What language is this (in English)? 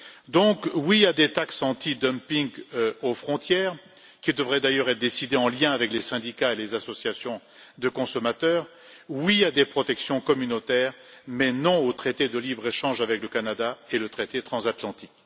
French